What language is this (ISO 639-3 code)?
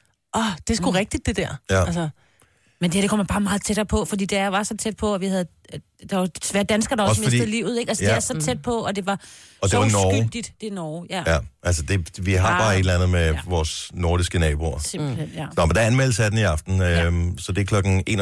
dan